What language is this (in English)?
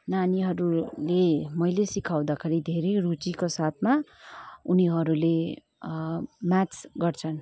Nepali